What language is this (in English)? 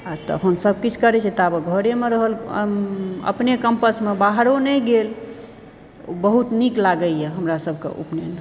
Maithili